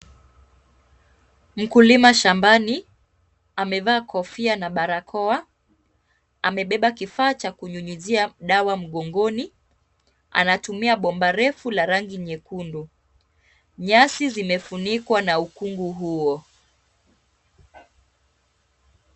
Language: Swahili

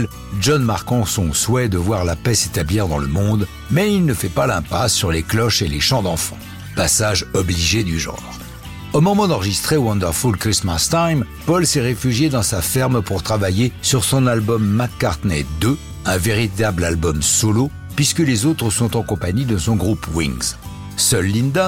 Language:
French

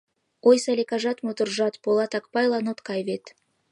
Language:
Mari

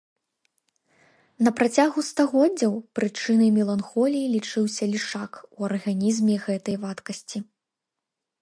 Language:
Belarusian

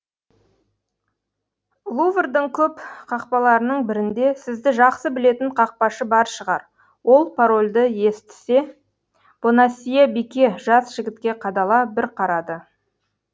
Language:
Kazakh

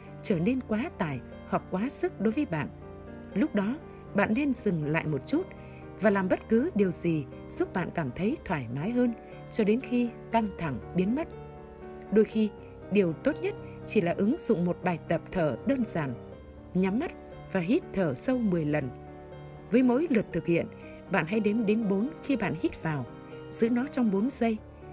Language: Vietnamese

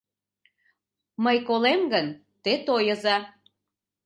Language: Mari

